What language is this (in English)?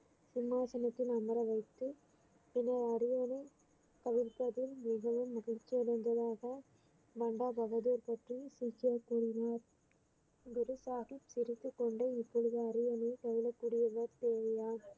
Tamil